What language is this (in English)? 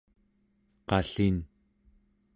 Central Yupik